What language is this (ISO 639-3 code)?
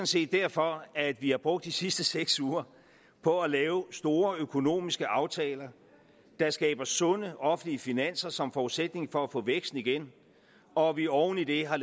dan